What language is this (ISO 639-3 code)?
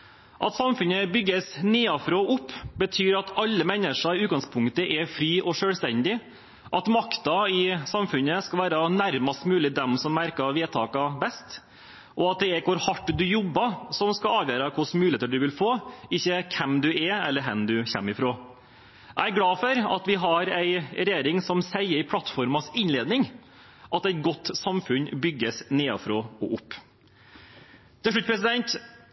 nob